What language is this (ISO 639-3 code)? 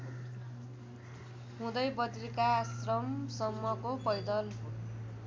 nep